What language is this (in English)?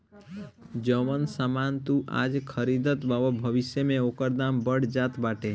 Bhojpuri